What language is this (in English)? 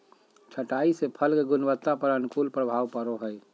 Magahi